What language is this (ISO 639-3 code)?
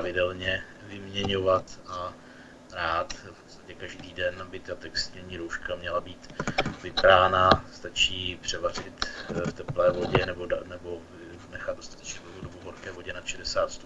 ces